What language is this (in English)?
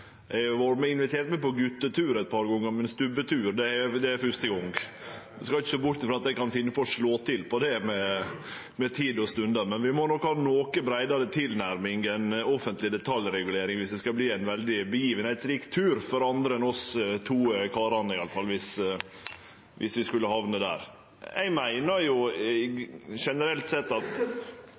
Norwegian